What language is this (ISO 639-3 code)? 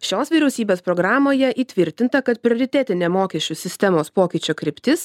lit